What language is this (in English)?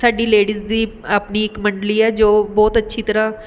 Punjabi